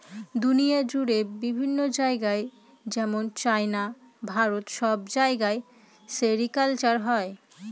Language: Bangla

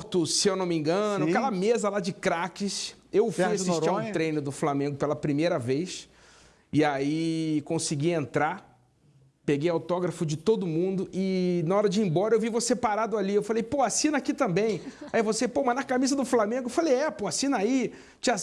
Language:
Portuguese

